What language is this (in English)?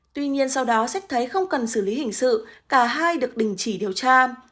Vietnamese